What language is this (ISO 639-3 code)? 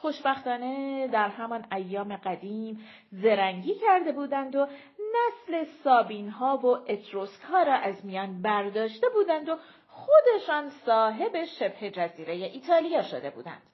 fas